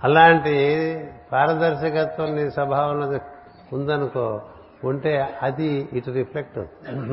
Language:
Telugu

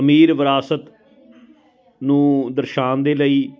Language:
Punjabi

